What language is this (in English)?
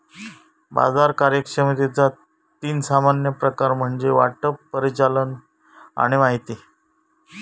Marathi